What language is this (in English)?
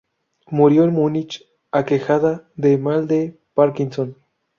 Spanish